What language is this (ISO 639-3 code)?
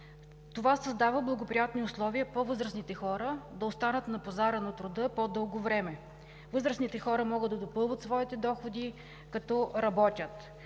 bul